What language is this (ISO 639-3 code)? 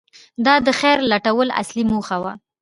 pus